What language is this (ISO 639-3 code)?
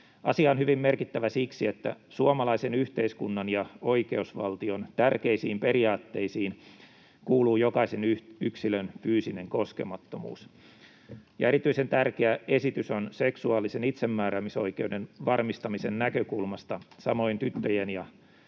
fin